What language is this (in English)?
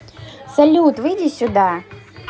Russian